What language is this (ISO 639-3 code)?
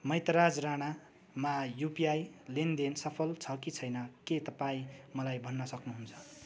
nep